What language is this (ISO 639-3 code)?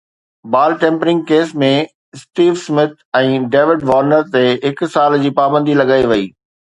snd